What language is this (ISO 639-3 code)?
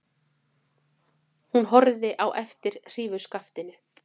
isl